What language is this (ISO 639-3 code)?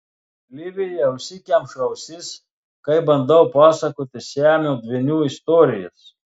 lit